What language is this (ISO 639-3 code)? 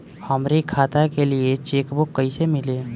bho